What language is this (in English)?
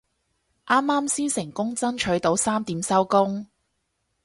Cantonese